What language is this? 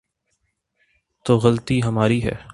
Urdu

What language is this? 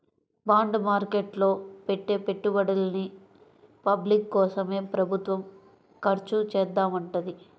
Telugu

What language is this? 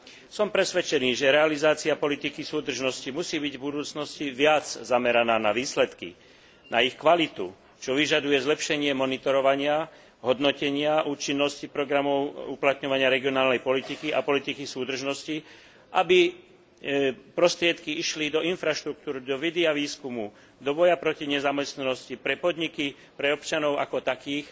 Slovak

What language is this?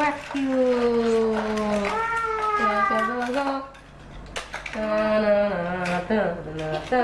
English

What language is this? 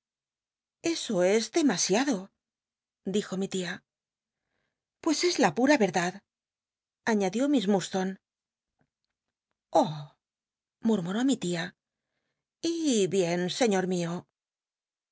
Spanish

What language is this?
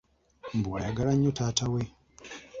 Ganda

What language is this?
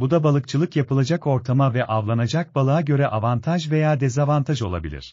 Turkish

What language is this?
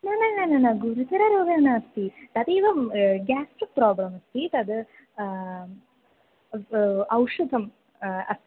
Sanskrit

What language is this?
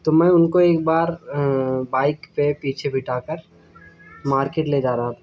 Urdu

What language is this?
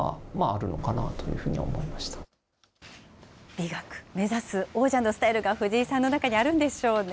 Japanese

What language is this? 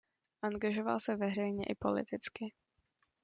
Czech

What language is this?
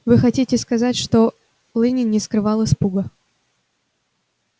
Russian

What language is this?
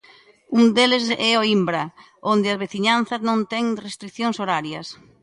Galician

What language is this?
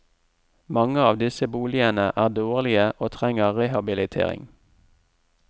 Norwegian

